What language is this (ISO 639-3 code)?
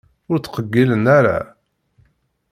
kab